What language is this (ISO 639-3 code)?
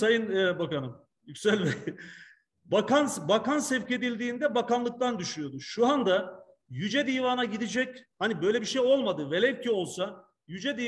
tur